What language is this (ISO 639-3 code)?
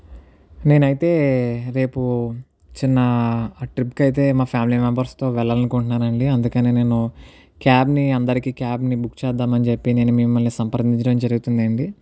tel